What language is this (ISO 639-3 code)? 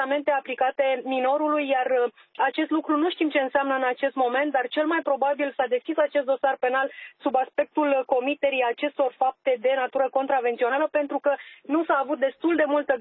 ron